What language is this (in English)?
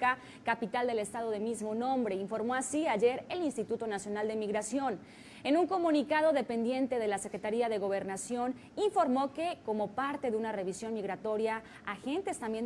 Spanish